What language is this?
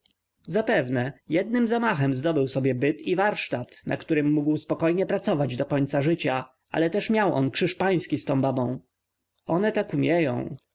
Polish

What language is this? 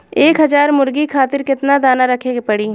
Bhojpuri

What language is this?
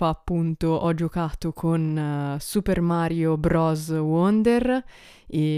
Italian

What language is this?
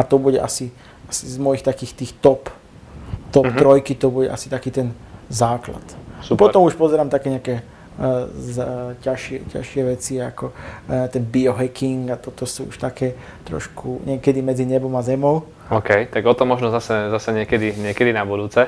Slovak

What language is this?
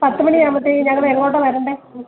Malayalam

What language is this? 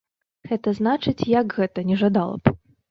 Belarusian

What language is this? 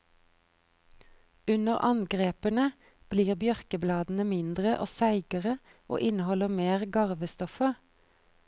Norwegian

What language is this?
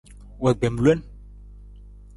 Nawdm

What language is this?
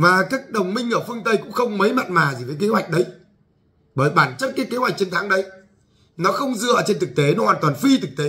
Vietnamese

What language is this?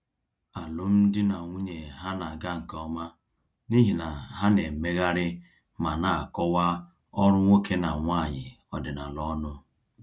Igbo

